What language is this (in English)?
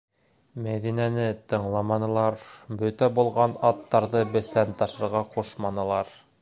Bashkir